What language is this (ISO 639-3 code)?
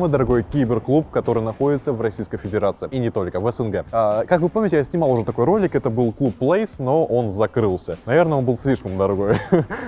rus